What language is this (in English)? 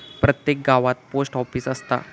Marathi